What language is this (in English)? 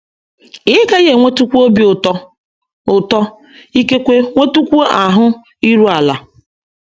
Igbo